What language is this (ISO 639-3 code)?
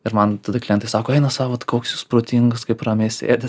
lit